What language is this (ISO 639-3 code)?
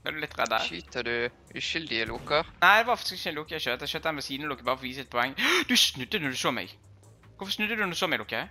nor